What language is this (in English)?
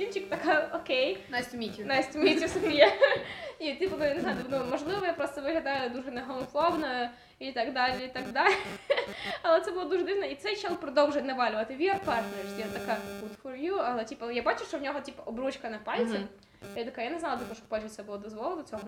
Ukrainian